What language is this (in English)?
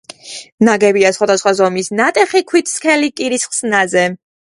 Georgian